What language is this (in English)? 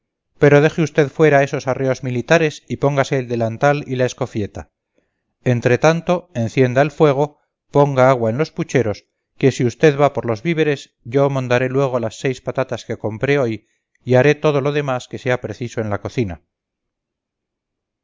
Spanish